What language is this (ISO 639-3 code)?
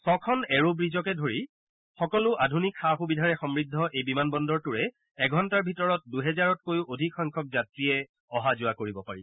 asm